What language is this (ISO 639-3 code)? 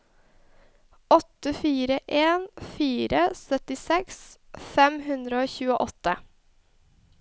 nor